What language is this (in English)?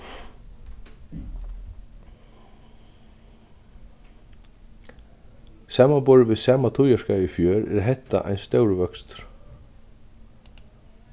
Faroese